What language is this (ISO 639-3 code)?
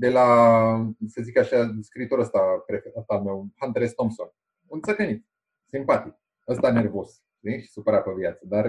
ron